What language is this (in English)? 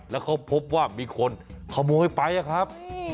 Thai